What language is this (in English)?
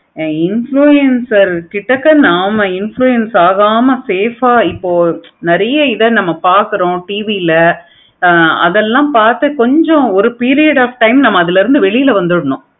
Tamil